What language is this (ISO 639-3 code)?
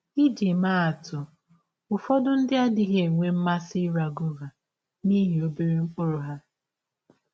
ibo